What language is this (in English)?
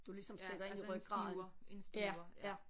Danish